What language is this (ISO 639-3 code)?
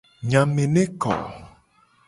gej